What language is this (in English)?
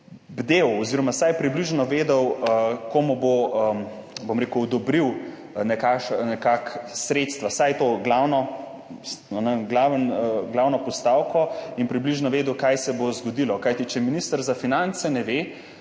Slovenian